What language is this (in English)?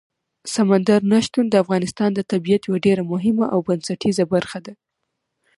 Pashto